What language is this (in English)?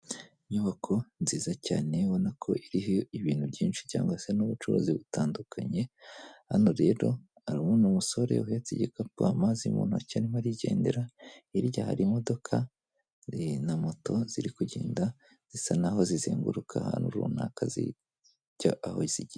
Kinyarwanda